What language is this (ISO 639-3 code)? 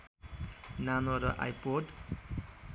nep